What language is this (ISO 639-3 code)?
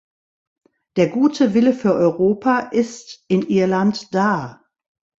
deu